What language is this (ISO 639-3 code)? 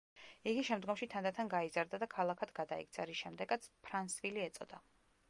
kat